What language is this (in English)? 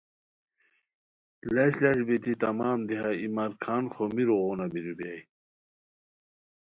Khowar